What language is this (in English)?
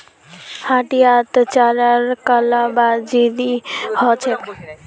Magahi